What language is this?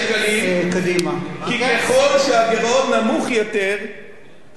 Hebrew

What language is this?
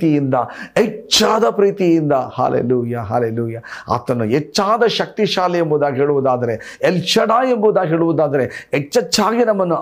Kannada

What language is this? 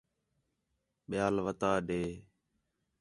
Khetrani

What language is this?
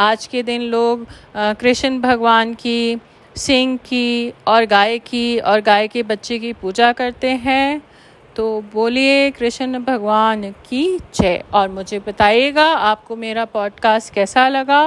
Hindi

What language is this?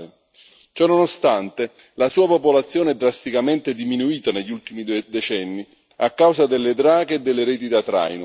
Italian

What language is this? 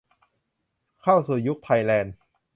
Thai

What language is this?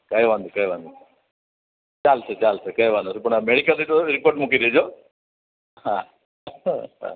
Gujarati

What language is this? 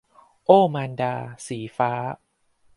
Thai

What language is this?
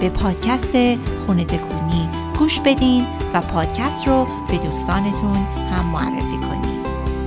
Persian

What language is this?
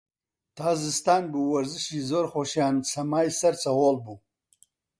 Central Kurdish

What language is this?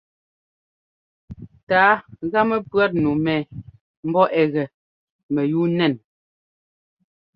Ngomba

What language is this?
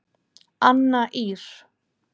Icelandic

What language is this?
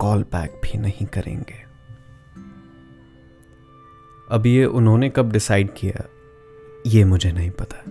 Hindi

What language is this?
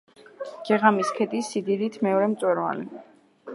Georgian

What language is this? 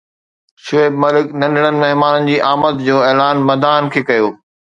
Sindhi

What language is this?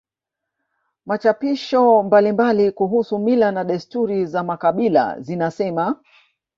Swahili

